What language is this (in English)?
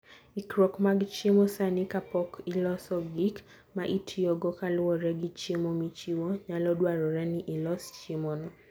Luo (Kenya and Tanzania)